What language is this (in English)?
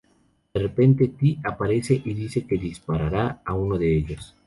Spanish